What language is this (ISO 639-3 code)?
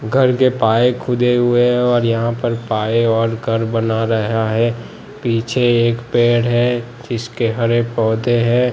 hin